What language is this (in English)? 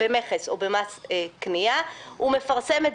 Hebrew